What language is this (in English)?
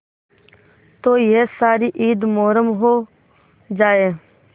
Hindi